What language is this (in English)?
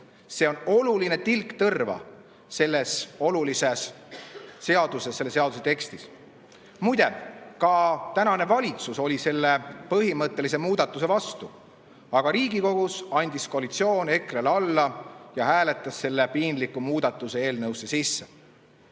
Estonian